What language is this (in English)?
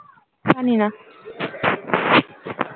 Bangla